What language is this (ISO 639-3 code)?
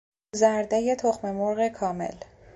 fas